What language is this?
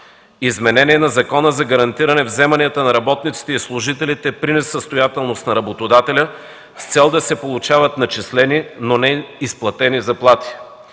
Bulgarian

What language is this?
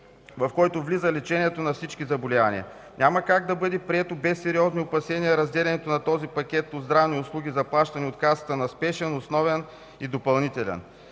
Bulgarian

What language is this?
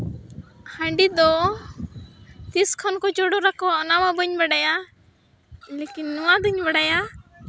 Santali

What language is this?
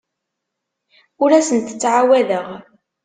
Kabyle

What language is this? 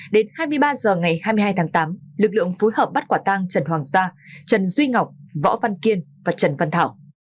Vietnamese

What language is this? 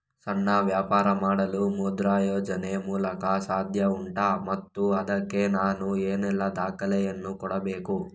Kannada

